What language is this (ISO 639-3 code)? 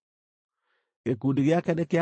kik